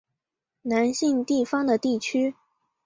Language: Chinese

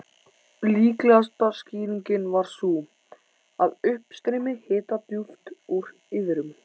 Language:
Icelandic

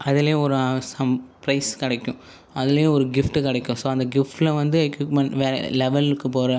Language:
Tamil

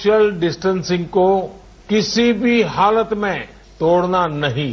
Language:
Hindi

